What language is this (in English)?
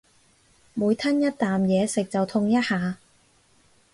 Cantonese